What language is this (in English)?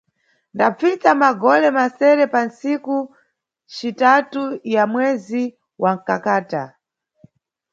Nyungwe